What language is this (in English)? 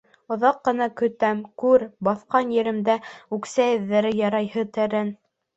Bashkir